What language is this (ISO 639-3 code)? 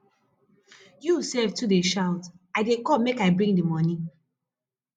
pcm